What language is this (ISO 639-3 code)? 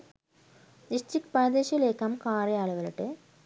sin